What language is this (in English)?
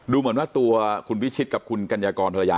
Thai